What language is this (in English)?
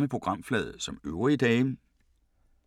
Danish